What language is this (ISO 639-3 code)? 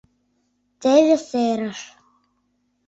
chm